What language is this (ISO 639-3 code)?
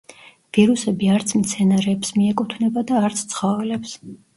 kat